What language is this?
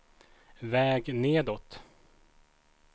Swedish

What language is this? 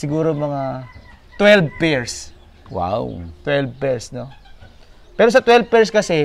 Filipino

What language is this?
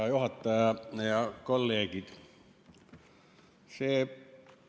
Estonian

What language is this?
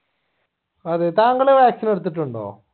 Malayalam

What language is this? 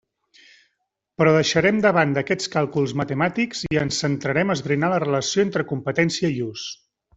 Catalan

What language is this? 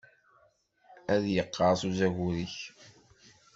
Kabyle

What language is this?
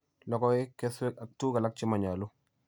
Kalenjin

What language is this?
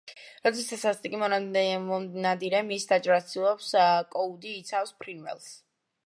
Georgian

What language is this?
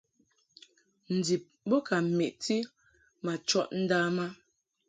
Mungaka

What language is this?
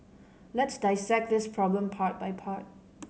English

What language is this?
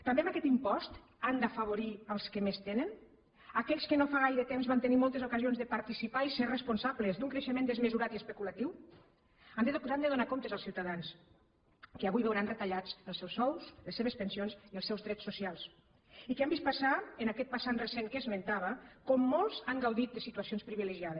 Catalan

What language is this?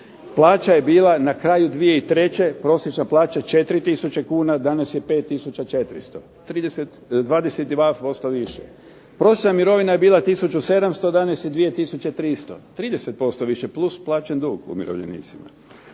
Croatian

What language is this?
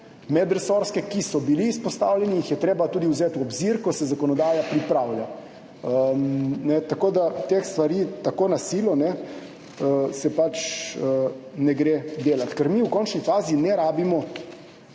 Slovenian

